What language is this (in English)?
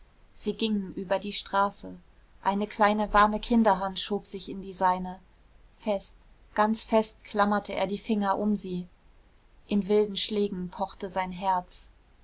German